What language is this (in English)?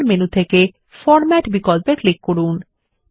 Bangla